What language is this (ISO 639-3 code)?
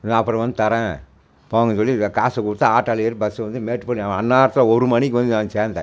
tam